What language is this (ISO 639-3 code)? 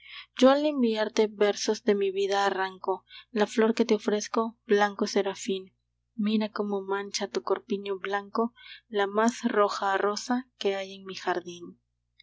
spa